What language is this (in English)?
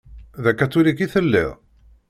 Kabyle